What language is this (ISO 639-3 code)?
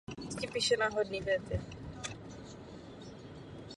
ces